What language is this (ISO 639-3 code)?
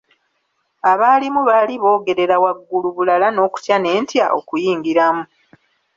lug